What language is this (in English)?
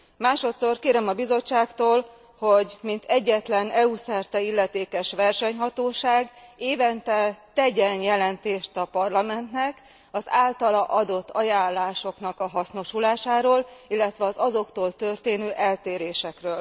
Hungarian